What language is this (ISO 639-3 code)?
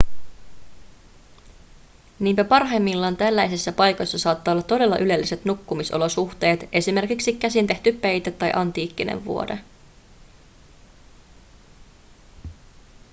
fin